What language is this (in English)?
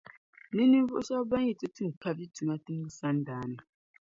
Dagbani